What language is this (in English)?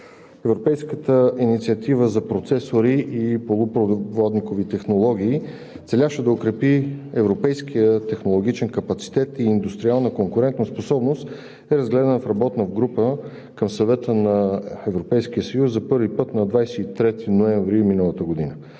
Bulgarian